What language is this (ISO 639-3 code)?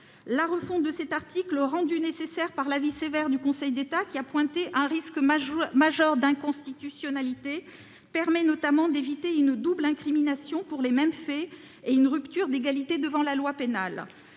fra